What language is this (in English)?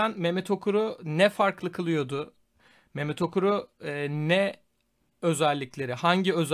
Turkish